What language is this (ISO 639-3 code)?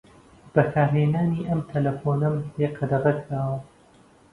ckb